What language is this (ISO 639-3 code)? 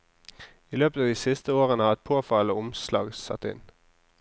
nor